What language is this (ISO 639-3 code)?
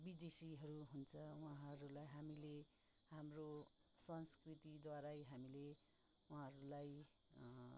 nep